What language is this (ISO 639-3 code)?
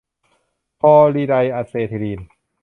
tha